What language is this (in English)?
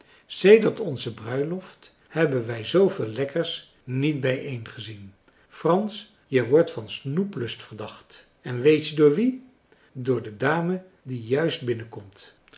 Dutch